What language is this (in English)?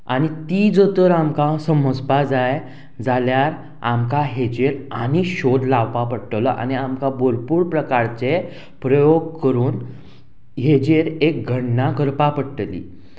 Konkani